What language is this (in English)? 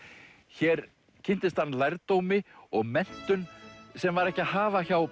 Icelandic